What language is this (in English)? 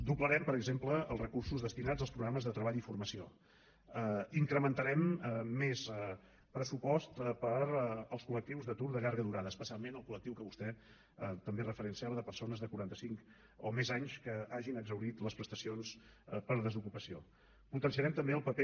Catalan